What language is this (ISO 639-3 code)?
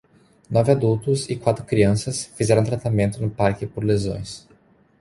por